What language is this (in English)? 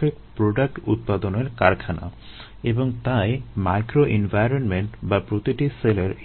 Bangla